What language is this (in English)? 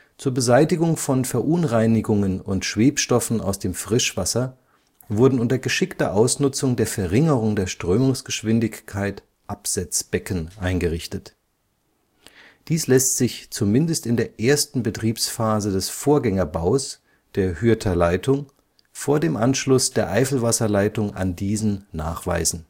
German